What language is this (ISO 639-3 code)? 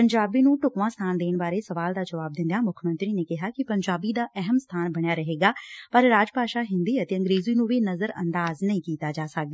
pan